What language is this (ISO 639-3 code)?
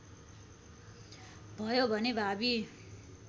nep